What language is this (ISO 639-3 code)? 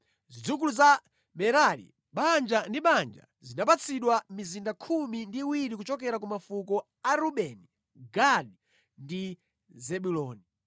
nya